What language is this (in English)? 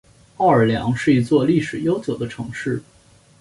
Chinese